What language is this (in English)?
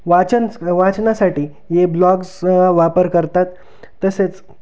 Marathi